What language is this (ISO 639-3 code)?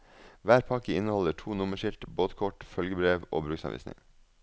nor